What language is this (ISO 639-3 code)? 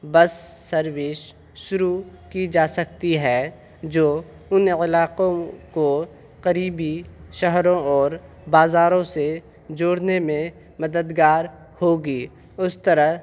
urd